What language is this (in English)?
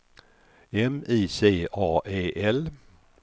Swedish